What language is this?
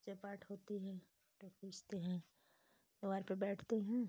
Hindi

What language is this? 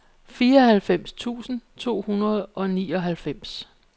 Danish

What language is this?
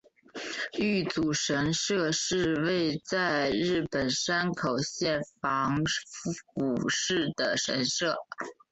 Chinese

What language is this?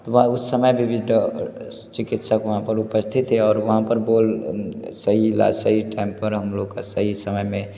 Hindi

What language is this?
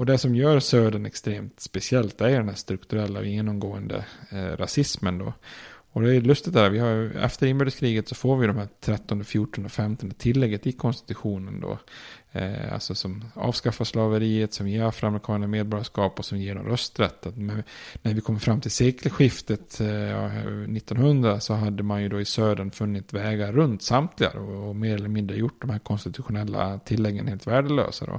Swedish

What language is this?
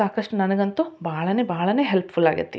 Kannada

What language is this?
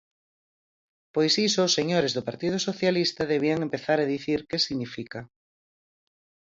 Galician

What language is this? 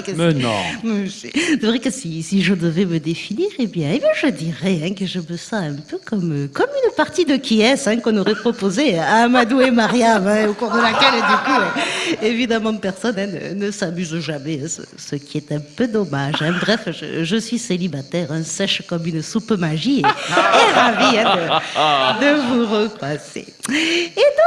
French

